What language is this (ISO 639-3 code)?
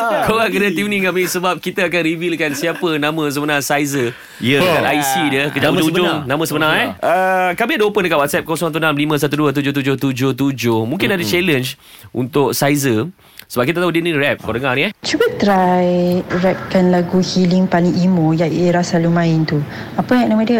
msa